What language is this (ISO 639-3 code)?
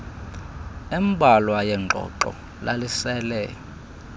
xho